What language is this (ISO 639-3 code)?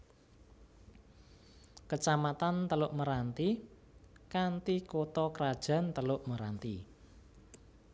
jav